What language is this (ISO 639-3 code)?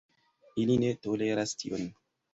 epo